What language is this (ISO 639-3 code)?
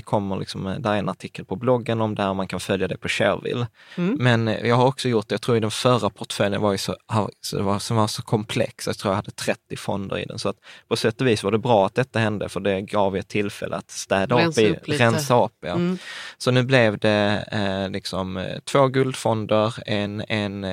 swe